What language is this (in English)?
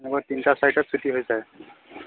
Assamese